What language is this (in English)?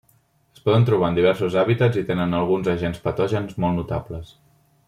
Catalan